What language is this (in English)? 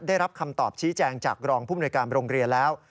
Thai